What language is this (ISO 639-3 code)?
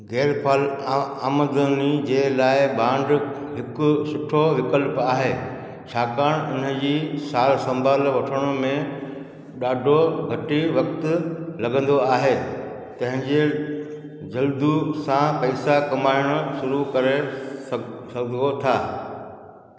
snd